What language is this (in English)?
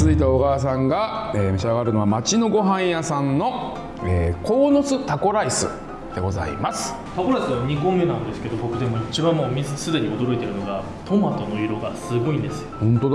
Japanese